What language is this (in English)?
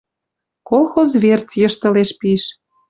Western Mari